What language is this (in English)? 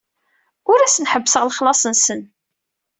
Kabyle